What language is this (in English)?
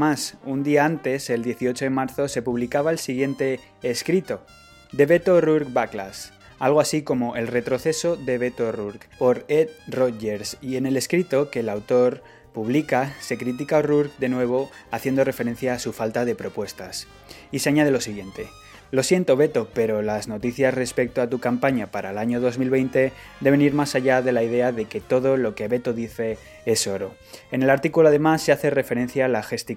Spanish